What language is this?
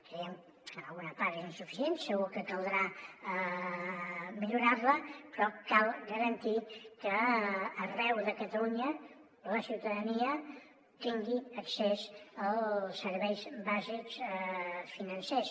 Catalan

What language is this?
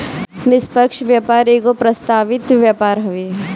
Bhojpuri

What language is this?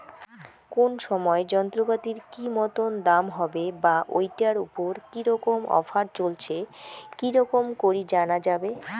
Bangla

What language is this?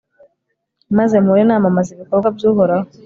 Kinyarwanda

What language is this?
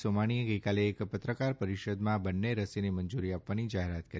Gujarati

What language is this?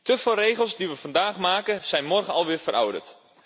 Dutch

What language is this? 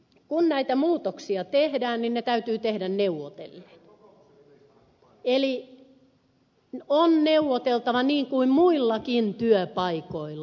Finnish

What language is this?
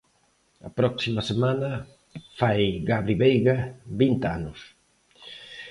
Galician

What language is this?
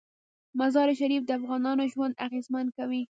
Pashto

